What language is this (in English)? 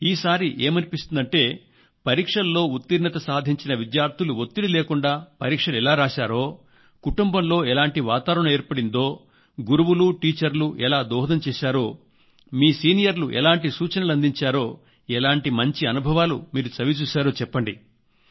Telugu